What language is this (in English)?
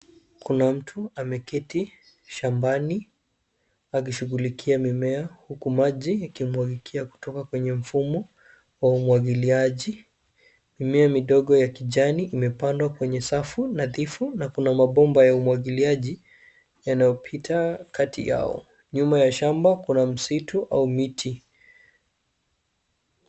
Swahili